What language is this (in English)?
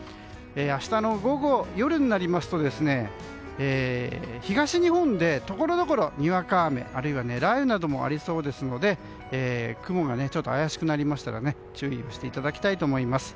Japanese